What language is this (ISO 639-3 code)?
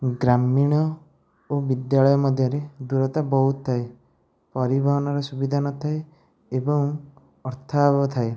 ori